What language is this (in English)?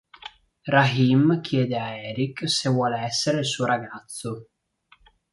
Italian